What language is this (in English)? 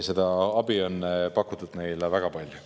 Estonian